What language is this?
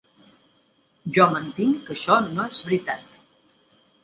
Catalan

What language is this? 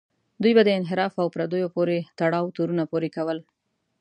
Pashto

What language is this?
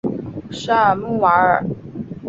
Chinese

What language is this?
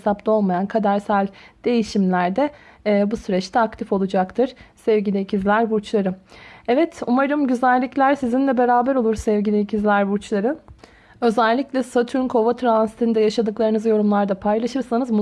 Turkish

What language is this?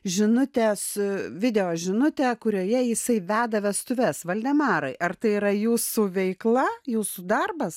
Lithuanian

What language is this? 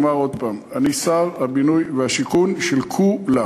Hebrew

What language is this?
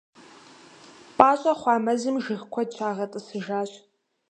Kabardian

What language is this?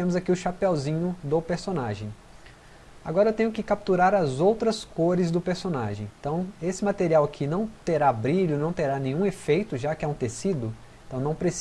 Portuguese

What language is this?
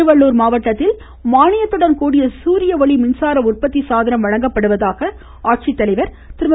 Tamil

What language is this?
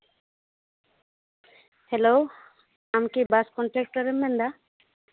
Santali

